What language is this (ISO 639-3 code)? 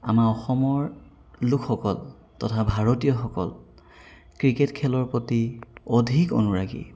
asm